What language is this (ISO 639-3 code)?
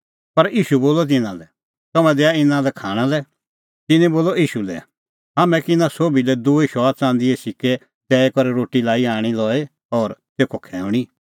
kfx